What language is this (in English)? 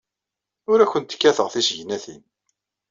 Kabyle